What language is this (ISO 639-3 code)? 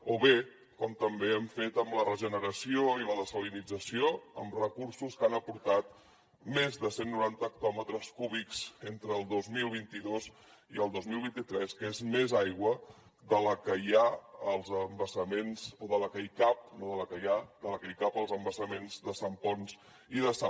cat